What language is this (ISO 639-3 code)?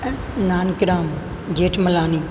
snd